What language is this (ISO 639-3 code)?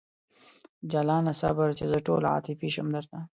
pus